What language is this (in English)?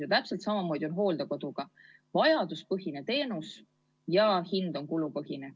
Estonian